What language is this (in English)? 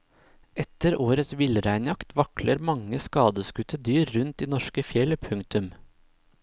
Norwegian